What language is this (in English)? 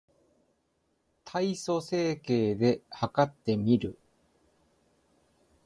Japanese